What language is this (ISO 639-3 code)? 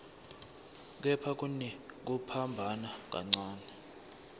ssw